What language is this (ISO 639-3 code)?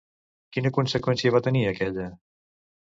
cat